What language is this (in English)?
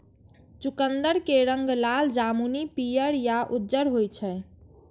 Maithili